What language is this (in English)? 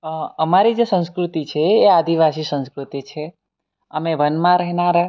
Gujarati